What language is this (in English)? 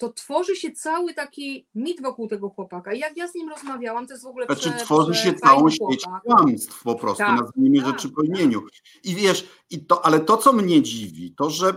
Polish